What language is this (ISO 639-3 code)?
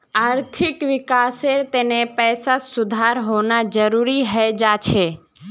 mag